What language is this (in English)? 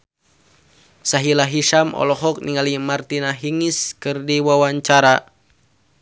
Sundanese